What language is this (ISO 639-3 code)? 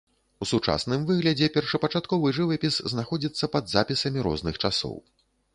bel